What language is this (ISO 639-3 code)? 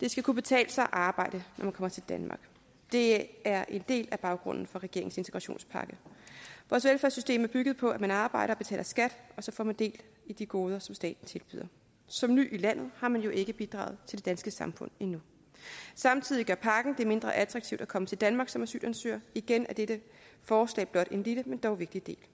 dan